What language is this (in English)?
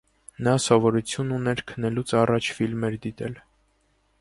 Armenian